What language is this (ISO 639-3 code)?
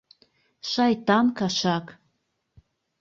chm